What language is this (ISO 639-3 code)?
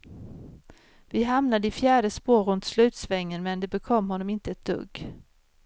swe